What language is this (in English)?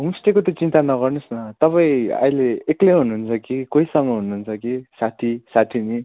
Nepali